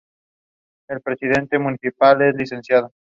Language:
Spanish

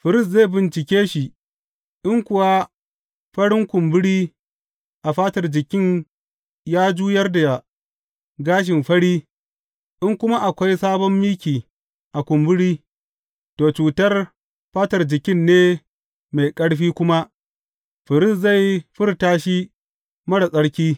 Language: Hausa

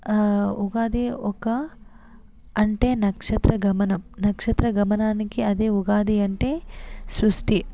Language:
Telugu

